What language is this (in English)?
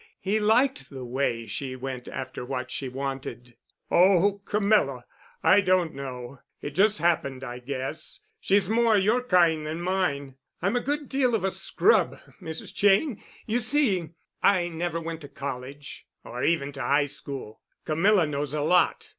English